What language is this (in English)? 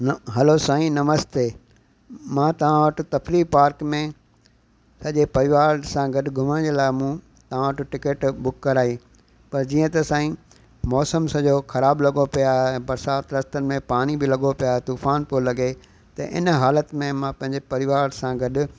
Sindhi